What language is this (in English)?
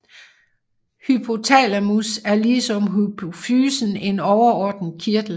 Danish